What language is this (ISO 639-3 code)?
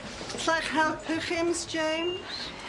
cym